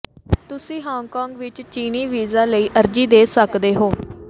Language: Punjabi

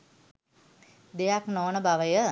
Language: Sinhala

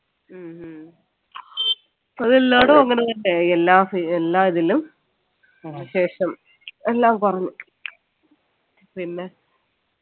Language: Malayalam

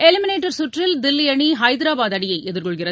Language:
Tamil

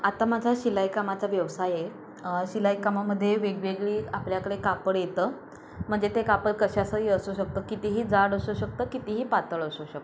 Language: Marathi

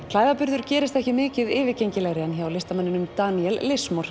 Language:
Icelandic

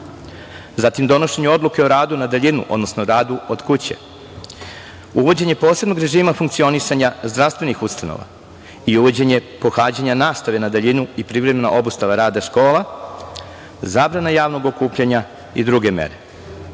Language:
Serbian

